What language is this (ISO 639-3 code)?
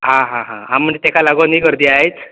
kok